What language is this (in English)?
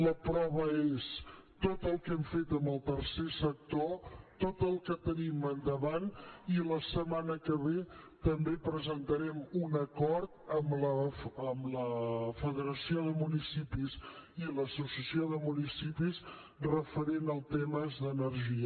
Catalan